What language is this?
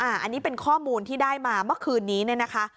Thai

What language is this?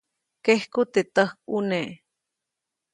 Copainalá Zoque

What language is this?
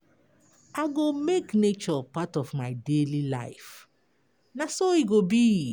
Nigerian Pidgin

